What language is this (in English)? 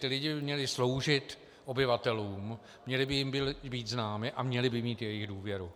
Czech